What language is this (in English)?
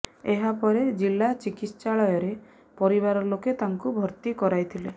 Odia